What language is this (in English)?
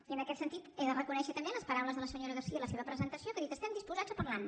Catalan